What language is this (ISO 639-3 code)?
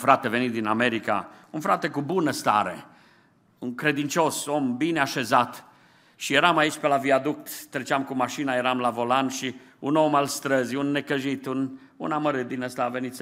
ron